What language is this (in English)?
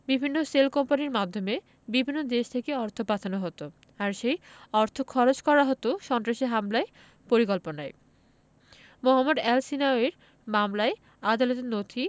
Bangla